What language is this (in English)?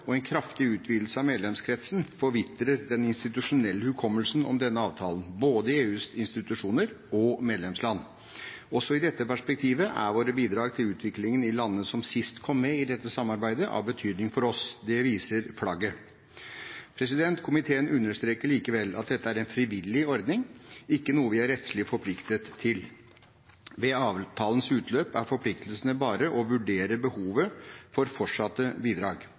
Norwegian Bokmål